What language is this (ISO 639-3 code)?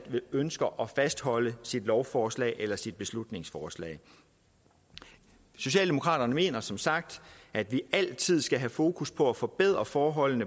dan